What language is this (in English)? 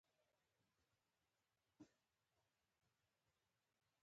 Pashto